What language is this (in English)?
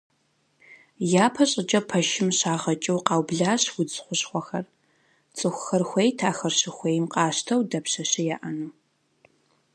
Kabardian